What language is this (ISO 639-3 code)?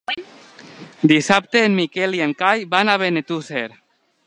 cat